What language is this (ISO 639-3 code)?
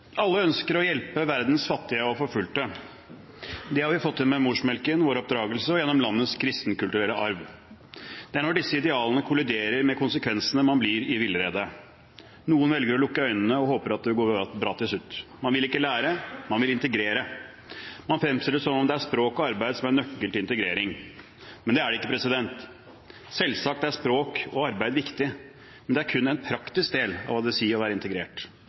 nob